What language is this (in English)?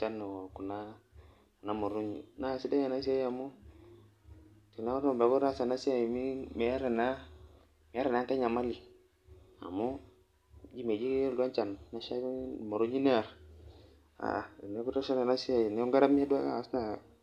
Masai